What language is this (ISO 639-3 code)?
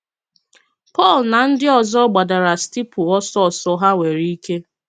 ibo